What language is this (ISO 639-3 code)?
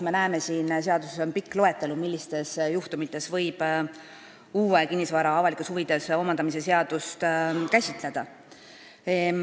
est